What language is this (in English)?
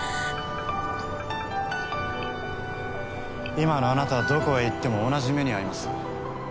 Japanese